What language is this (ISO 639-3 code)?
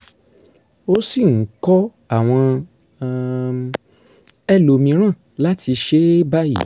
yor